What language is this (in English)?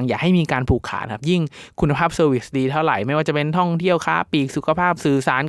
Thai